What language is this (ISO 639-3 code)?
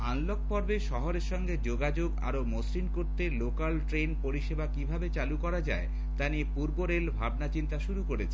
ben